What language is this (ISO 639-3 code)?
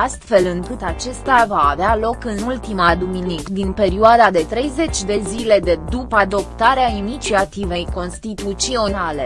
ron